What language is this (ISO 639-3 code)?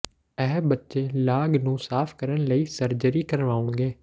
pan